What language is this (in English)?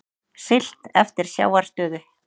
Icelandic